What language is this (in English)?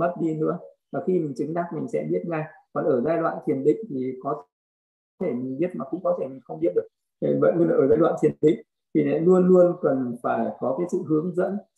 Vietnamese